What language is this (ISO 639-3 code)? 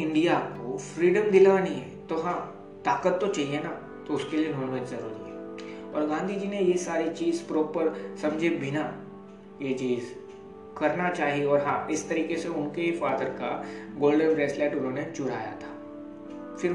hin